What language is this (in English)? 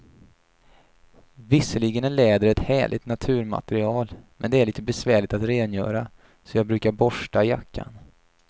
Swedish